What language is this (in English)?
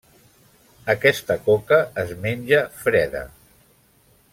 Catalan